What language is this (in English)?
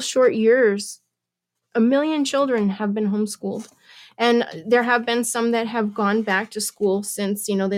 English